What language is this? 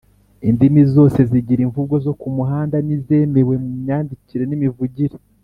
Kinyarwanda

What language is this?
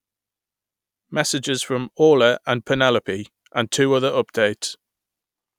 English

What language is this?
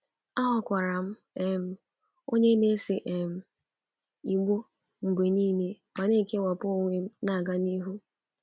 Igbo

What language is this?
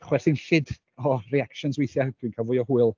Welsh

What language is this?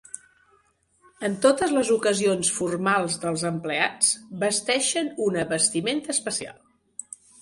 Catalan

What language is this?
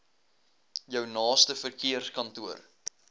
Afrikaans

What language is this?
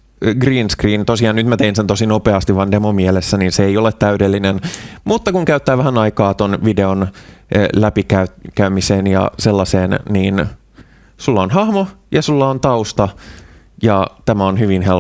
Finnish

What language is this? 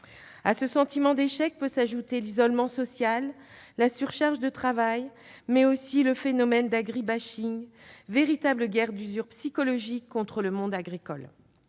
French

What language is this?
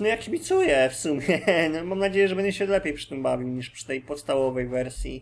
Polish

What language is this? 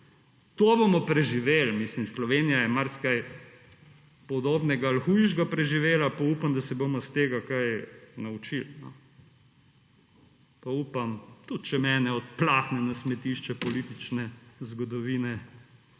Slovenian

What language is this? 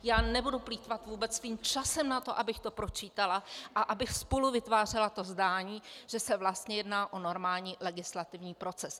Czech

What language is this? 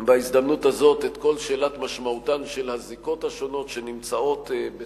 Hebrew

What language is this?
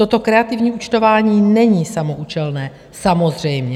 Czech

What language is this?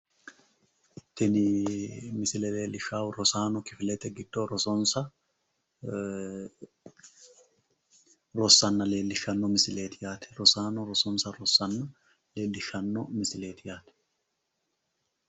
Sidamo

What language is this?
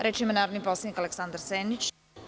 Serbian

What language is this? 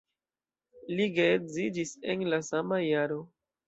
Esperanto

